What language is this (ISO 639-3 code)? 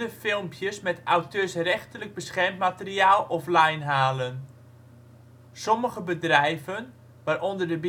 nld